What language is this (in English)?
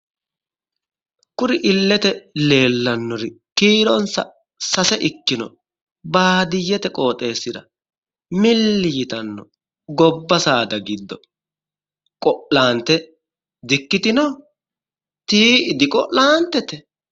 Sidamo